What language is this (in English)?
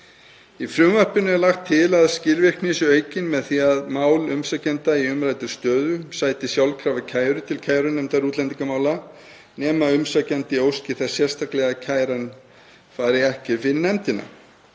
Icelandic